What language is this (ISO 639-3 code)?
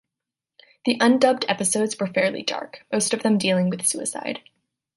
eng